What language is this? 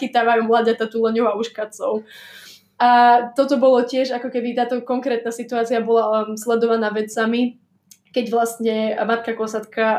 Slovak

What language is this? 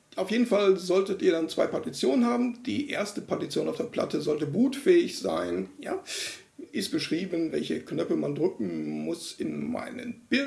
German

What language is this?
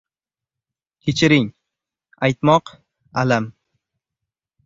Uzbek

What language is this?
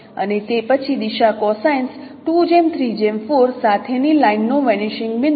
Gujarati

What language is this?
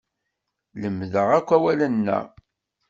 Kabyle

